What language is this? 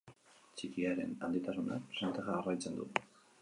Basque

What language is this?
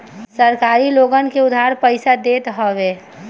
Bhojpuri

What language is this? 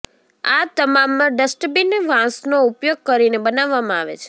Gujarati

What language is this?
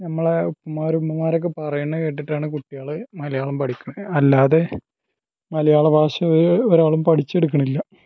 Malayalam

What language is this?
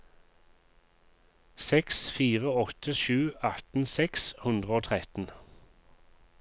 Norwegian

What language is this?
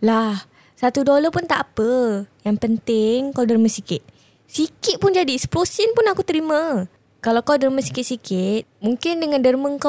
Malay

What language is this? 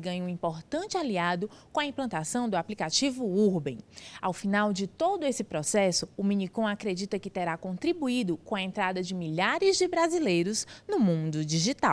Portuguese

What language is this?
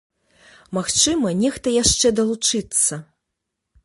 Belarusian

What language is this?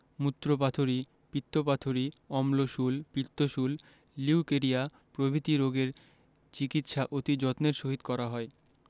Bangla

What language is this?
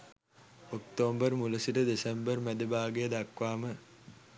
Sinhala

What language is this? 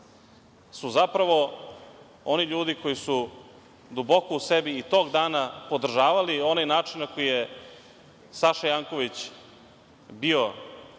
Serbian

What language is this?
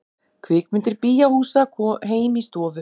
Icelandic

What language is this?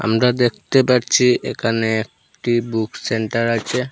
Bangla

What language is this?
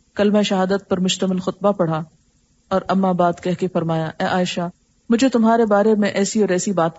Urdu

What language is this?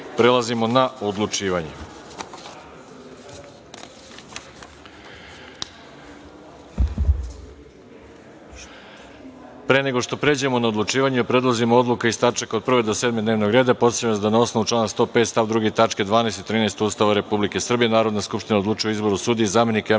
Serbian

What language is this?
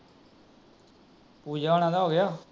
Punjabi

